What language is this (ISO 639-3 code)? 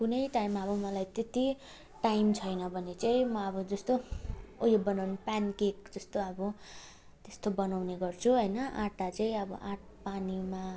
nep